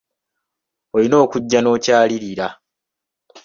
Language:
Ganda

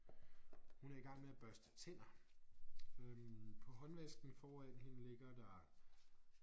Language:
Danish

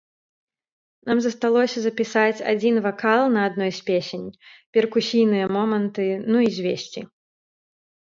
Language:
Belarusian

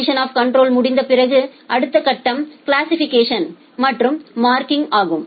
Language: Tamil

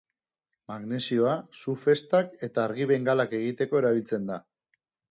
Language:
Basque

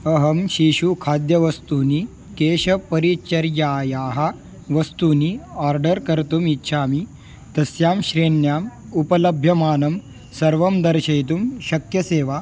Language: Sanskrit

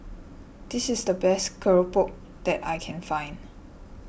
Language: English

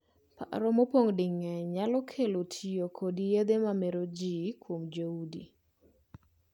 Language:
Luo (Kenya and Tanzania)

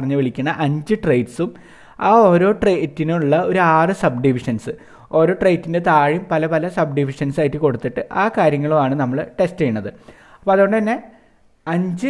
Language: Malayalam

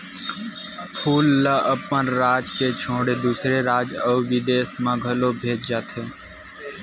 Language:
Chhattisgarhi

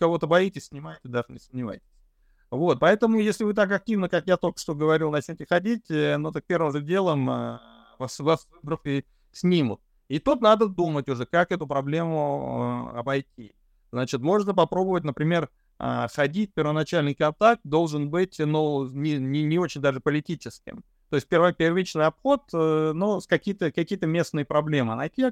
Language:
Russian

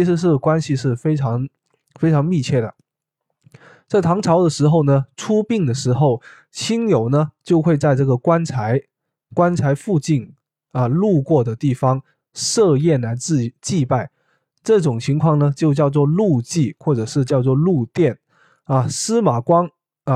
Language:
Chinese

